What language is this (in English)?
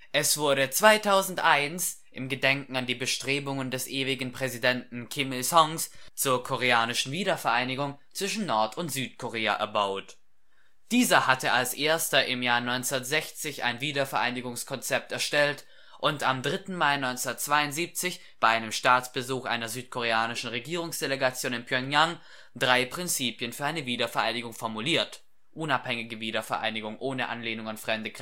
German